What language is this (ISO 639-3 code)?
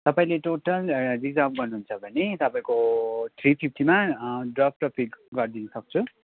nep